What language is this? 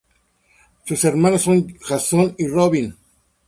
Spanish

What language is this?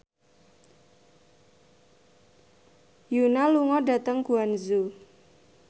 Javanese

